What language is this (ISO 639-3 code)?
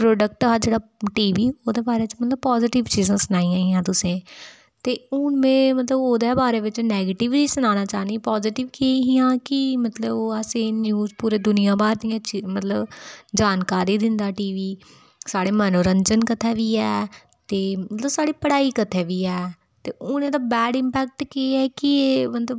doi